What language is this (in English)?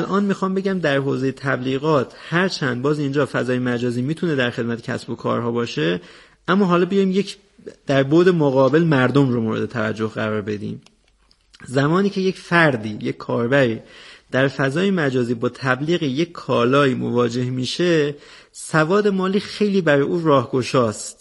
Persian